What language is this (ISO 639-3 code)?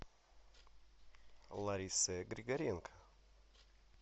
rus